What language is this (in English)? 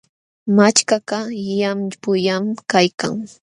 Jauja Wanca Quechua